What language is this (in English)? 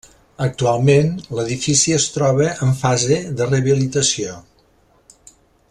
Catalan